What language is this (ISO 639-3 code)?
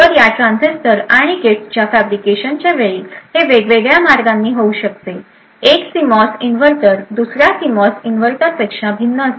mar